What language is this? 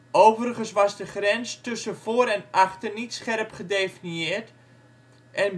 Dutch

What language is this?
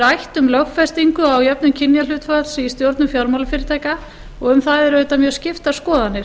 Icelandic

